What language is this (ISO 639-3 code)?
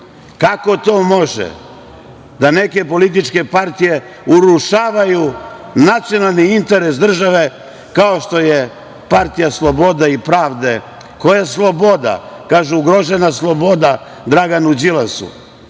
srp